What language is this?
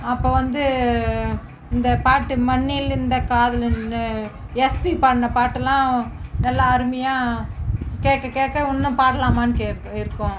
Tamil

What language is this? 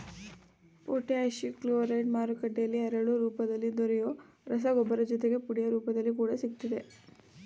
Kannada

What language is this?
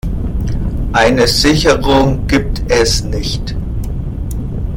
German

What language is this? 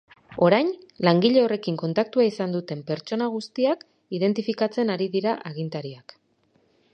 Basque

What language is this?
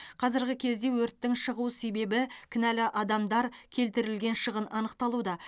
Kazakh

